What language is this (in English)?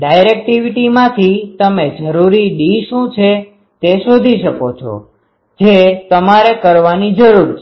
Gujarati